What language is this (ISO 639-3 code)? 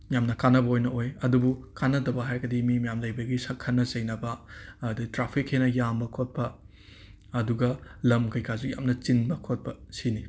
mni